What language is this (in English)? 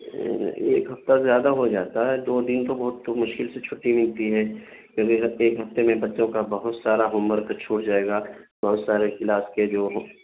Urdu